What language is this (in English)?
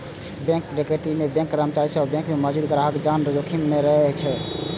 Maithili